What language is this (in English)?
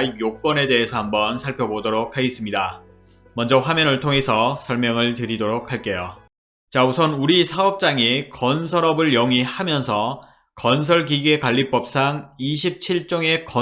Korean